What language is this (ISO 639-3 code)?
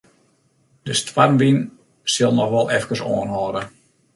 fry